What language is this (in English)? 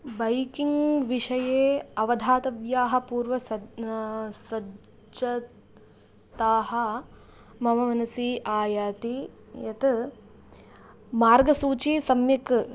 Sanskrit